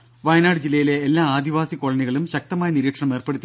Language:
Malayalam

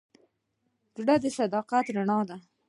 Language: Pashto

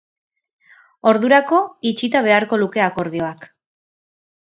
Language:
Basque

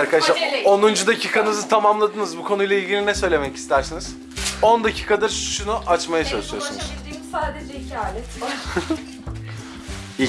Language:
Turkish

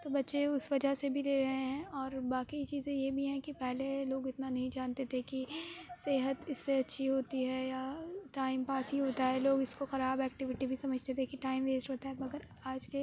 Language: Urdu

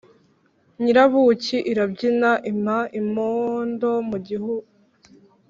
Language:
Kinyarwanda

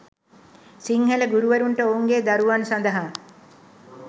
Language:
Sinhala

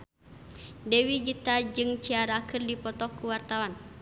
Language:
Sundanese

